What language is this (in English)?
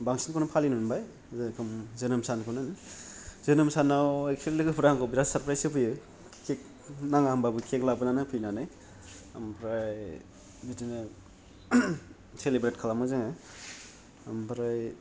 Bodo